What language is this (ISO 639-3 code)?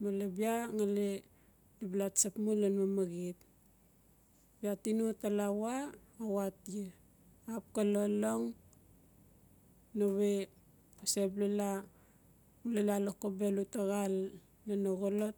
ncf